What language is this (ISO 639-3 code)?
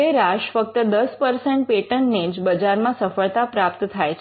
guj